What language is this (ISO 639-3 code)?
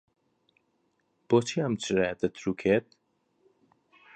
ckb